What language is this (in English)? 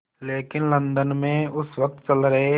Hindi